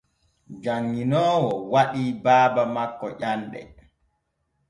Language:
Borgu Fulfulde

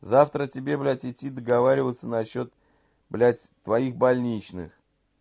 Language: Russian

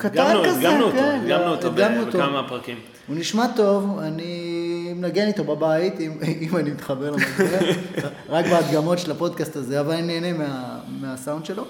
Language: Hebrew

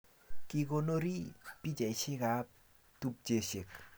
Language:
Kalenjin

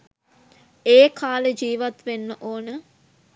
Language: Sinhala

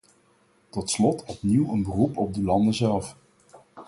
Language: Dutch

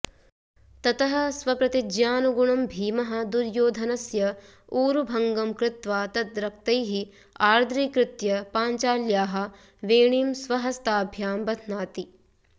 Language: Sanskrit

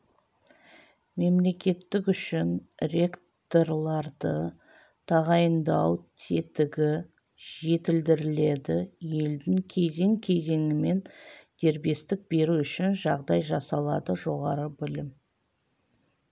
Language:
Kazakh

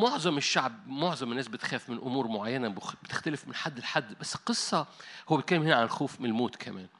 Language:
Arabic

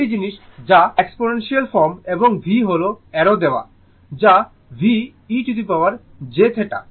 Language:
Bangla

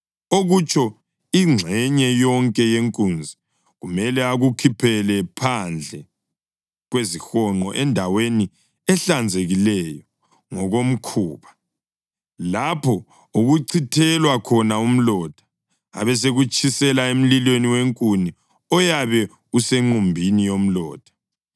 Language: North Ndebele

